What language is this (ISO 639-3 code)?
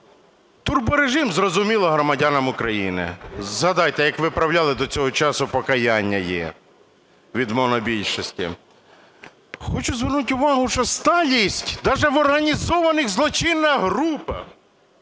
ukr